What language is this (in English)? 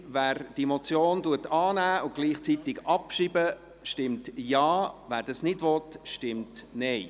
Swiss German